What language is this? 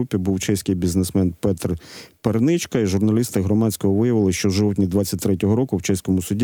Ukrainian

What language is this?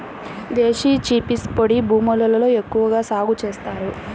Telugu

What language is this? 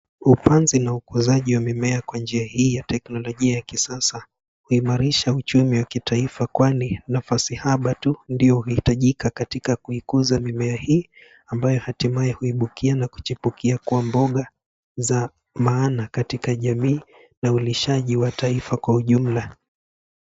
Swahili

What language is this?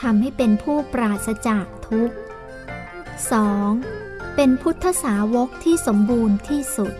Thai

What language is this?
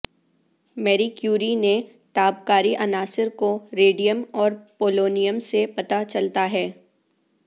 Urdu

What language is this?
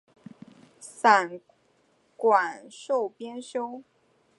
Chinese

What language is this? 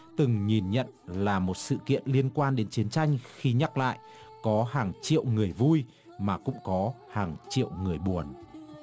Vietnamese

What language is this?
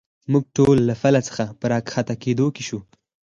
Pashto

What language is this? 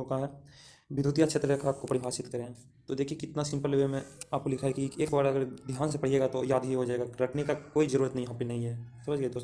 Hindi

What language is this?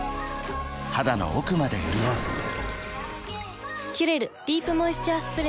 Japanese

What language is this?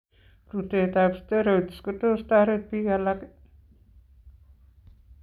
Kalenjin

